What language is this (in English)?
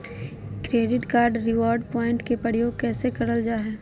Magahi